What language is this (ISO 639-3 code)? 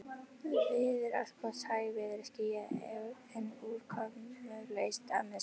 isl